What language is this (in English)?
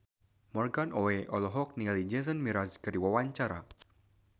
Sundanese